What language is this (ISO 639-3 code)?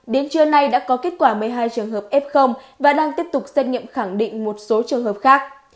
vie